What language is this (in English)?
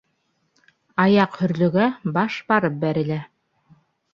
Bashkir